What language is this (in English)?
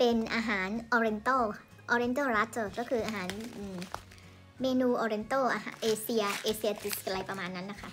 Thai